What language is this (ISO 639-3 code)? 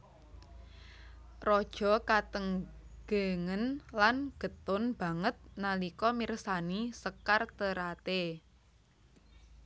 jav